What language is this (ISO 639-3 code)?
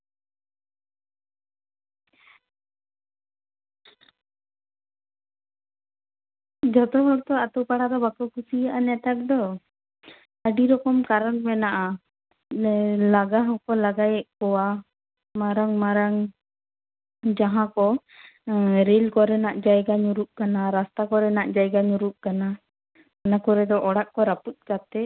sat